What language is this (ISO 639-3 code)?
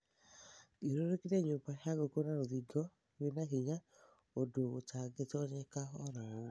kik